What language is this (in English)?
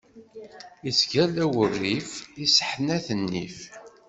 Kabyle